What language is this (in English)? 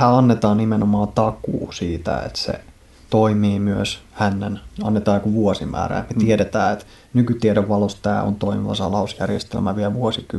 Finnish